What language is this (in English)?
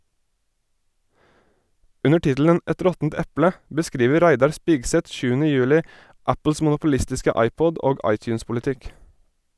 Norwegian